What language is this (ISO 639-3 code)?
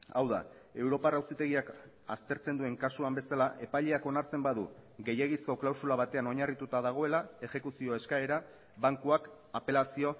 eus